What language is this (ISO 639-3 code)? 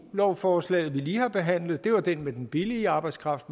dan